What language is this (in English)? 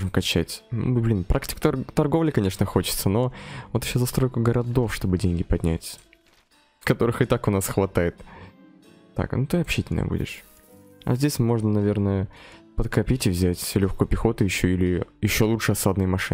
Russian